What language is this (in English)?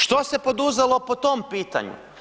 Croatian